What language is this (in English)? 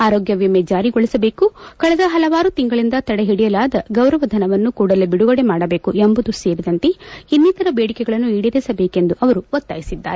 Kannada